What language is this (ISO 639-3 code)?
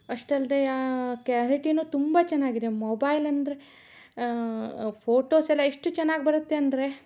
kan